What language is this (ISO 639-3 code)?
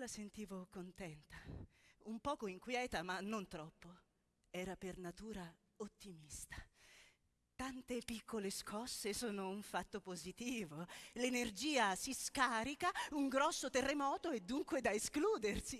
ita